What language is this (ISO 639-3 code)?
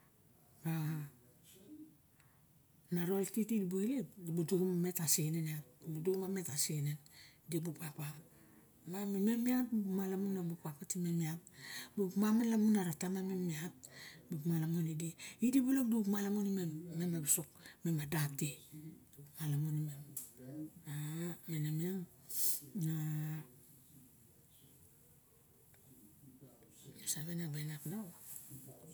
bjk